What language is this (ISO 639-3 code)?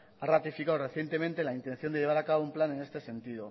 spa